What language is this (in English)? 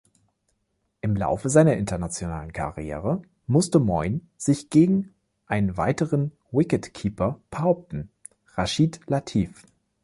German